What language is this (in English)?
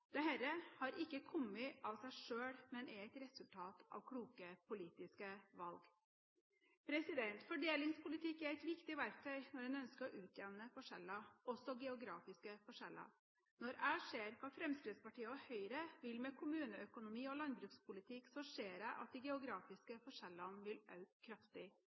Norwegian Bokmål